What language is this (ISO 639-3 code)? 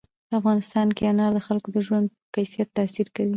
pus